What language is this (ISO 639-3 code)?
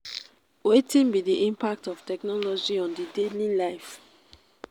pcm